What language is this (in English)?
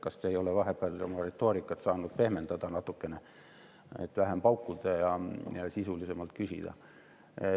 Estonian